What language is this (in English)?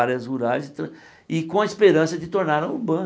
Portuguese